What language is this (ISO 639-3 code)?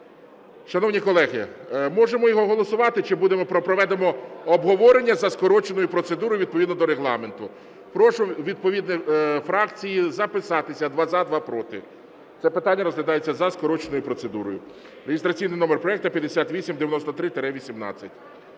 ukr